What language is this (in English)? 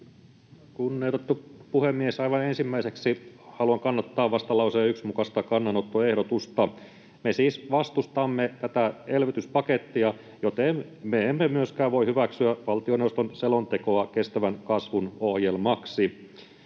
Finnish